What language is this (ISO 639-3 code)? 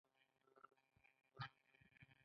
pus